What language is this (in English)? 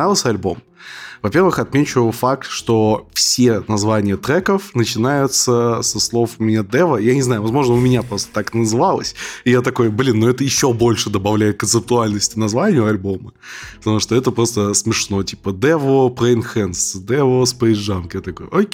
Russian